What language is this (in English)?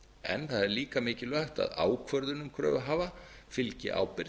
Icelandic